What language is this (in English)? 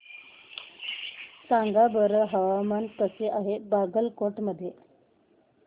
Marathi